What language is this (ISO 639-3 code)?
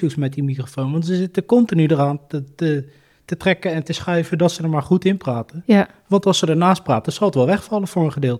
nld